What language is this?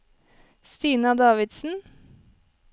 Norwegian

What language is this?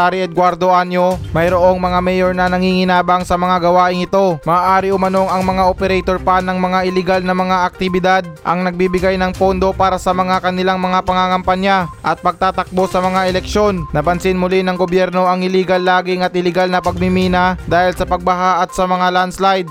Filipino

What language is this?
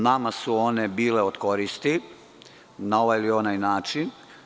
Serbian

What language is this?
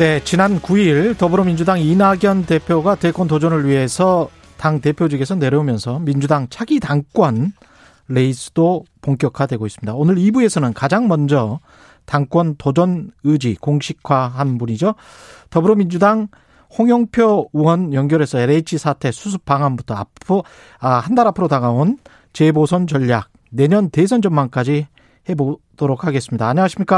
Korean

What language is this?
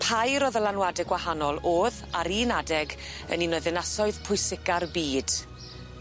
Welsh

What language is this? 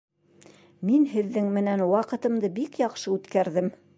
Bashkir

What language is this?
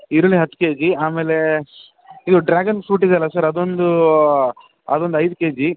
Kannada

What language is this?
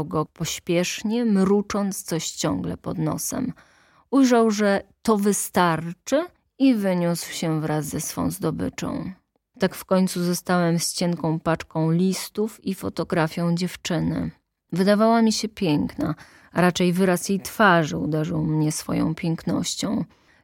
Polish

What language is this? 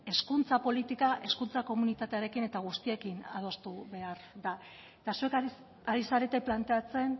Basque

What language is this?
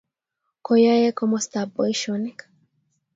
Kalenjin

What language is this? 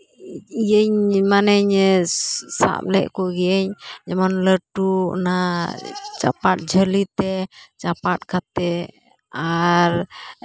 Santali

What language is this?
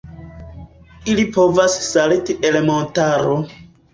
Esperanto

